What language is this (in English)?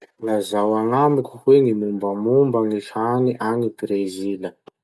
Masikoro Malagasy